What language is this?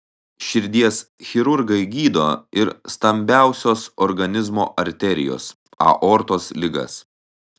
Lithuanian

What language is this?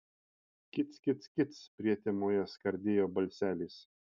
Lithuanian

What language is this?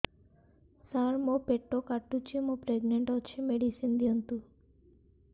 Odia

